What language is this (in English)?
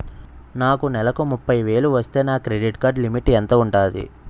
Telugu